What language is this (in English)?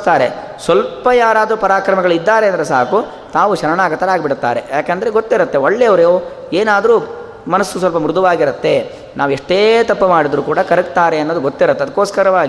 Kannada